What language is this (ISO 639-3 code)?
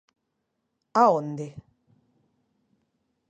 glg